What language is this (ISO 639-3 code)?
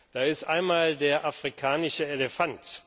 deu